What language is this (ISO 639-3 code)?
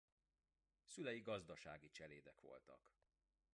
hun